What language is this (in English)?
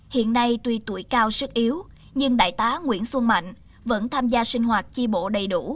Vietnamese